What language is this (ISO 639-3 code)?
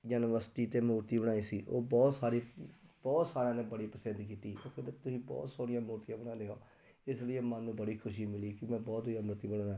pan